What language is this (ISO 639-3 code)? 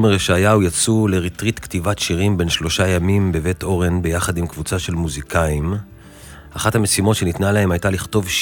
heb